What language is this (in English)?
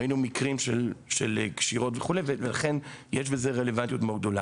Hebrew